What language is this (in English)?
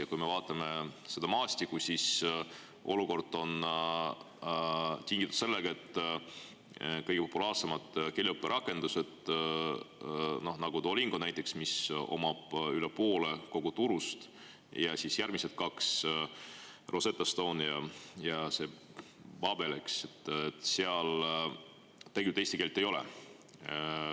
Estonian